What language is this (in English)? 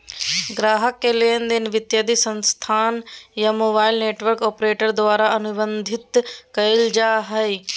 Magahi